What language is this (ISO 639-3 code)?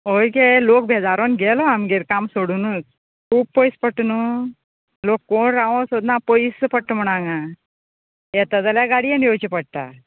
kok